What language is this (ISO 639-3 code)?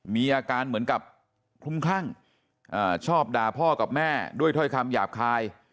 tha